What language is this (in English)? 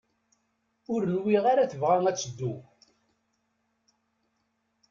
Kabyle